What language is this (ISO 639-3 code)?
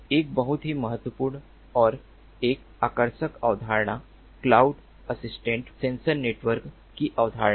hin